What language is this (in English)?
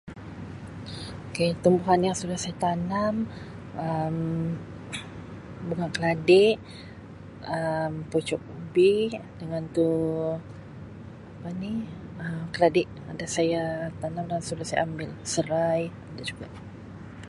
Sabah Malay